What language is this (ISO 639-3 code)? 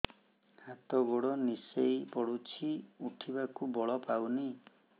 ori